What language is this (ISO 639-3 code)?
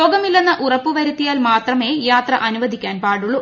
mal